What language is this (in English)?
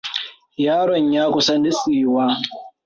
Hausa